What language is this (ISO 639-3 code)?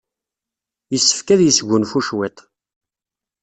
kab